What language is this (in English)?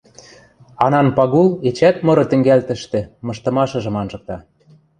Western Mari